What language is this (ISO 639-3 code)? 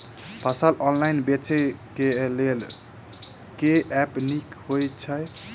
mai